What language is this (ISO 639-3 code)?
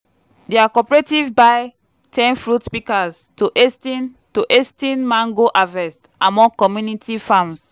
pcm